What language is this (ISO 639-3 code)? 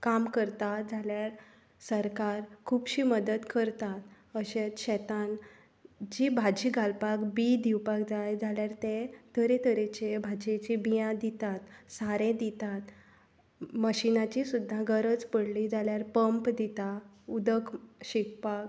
kok